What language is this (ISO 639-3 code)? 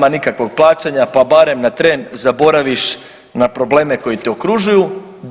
hrv